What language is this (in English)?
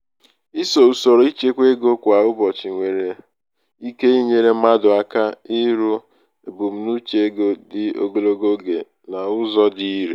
Igbo